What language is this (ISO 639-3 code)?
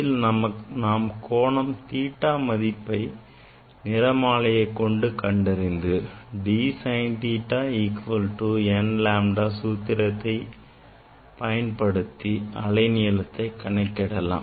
tam